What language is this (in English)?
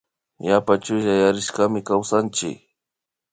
Imbabura Highland Quichua